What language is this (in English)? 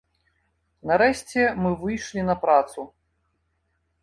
Belarusian